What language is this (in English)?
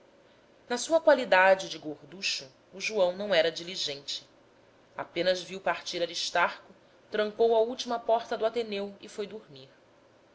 Portuguese